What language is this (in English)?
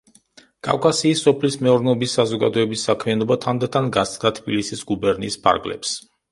Georgian